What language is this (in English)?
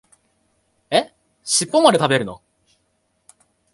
Japanese